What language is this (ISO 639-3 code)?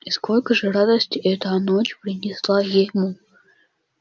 rus